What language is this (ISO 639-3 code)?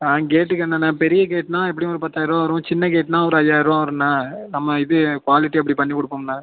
tam